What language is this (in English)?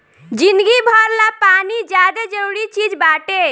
Bhojpuri